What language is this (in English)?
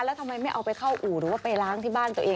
Thai